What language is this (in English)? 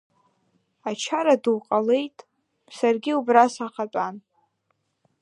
Abkhazian